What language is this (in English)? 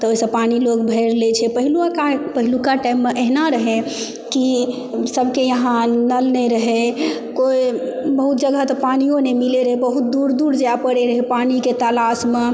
Maithili